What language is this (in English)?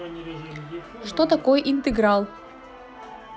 Russian